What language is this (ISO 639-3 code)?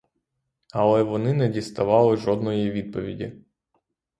ukr